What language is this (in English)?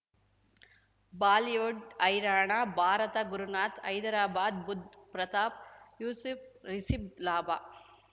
Kannada